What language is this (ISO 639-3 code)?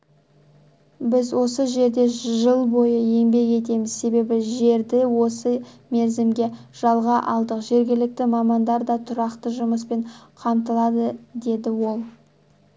kaz